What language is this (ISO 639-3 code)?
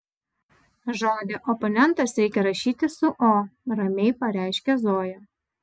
lit